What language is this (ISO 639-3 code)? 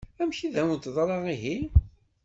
kab